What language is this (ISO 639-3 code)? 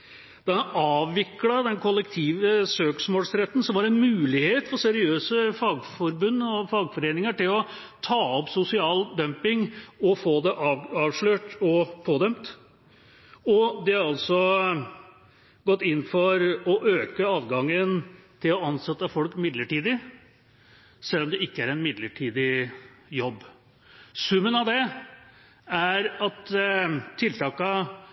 nob